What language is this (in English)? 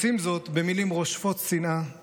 Hebrew